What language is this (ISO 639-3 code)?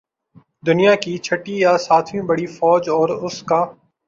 urd